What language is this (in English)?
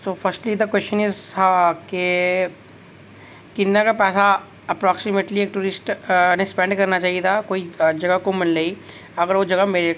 Dogri